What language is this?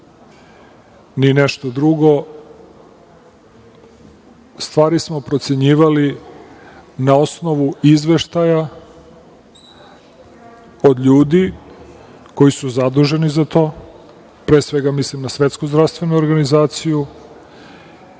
Serbian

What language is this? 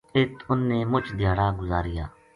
Gujari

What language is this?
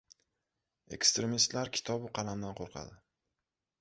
Uzbek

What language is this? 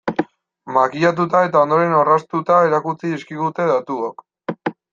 Basque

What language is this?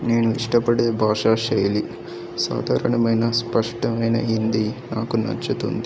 Telugu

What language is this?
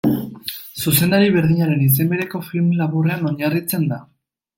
Basque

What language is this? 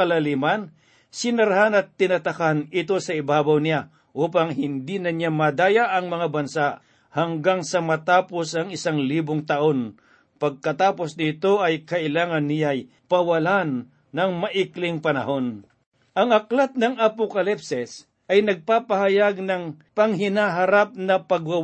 Filipino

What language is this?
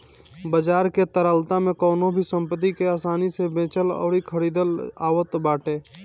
Bhojpuri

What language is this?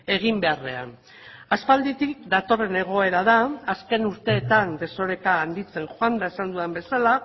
Basque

